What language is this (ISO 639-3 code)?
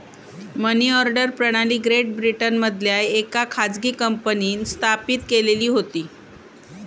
mar